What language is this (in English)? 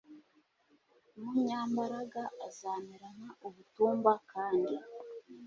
Kinyarwanda